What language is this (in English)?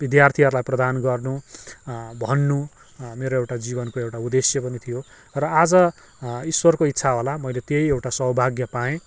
Nepali